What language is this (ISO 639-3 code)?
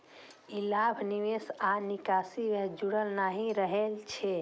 mai